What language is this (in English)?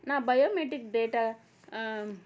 Telugu